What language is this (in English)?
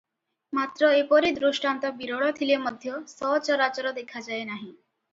Odia